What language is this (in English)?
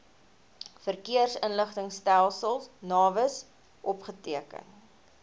Afrikaans